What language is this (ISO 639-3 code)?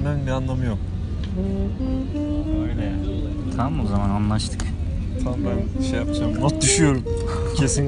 tur